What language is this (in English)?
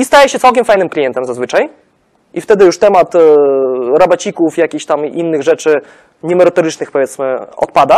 Polish